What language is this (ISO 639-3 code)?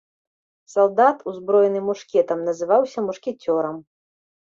bel